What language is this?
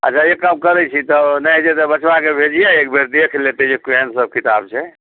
Maithili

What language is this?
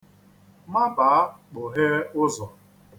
Igbo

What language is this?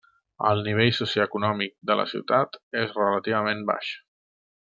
Catalan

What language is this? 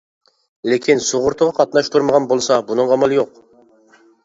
Uyghur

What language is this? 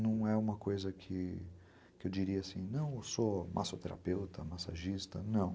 Portuguese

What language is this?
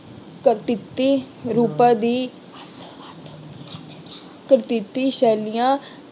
Punjabi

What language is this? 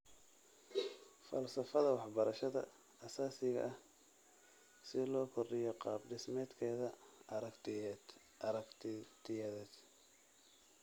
Somali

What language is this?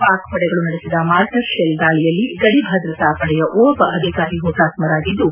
Kannada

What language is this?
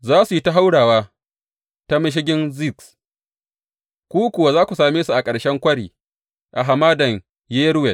Hausa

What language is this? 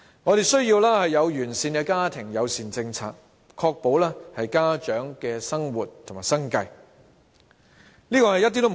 Cantonese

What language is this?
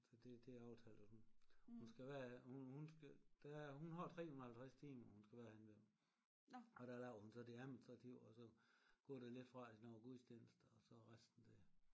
Danish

